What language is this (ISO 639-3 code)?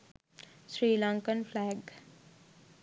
sin